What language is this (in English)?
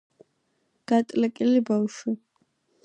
Georgian